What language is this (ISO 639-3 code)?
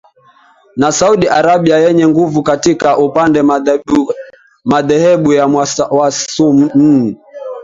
swa